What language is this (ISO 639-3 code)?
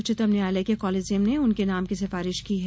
hin